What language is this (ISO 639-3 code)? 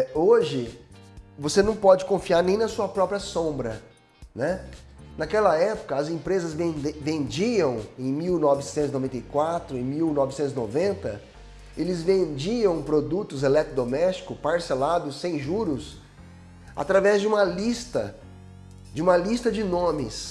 por